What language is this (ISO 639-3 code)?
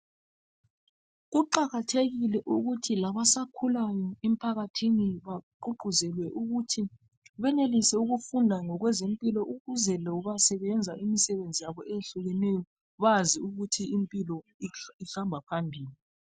nde